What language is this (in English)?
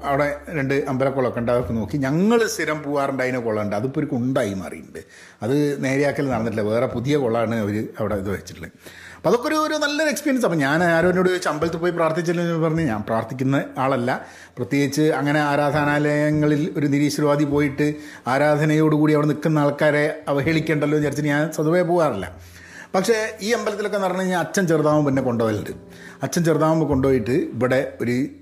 Malayalam